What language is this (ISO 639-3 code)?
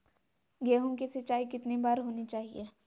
mag